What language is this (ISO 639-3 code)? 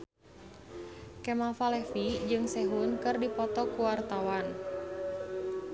sun